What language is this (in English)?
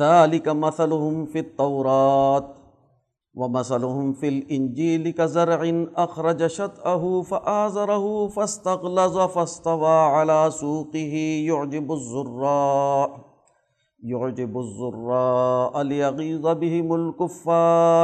Urdu